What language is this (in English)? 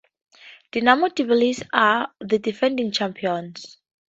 English